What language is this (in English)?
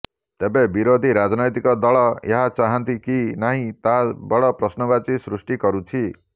Odia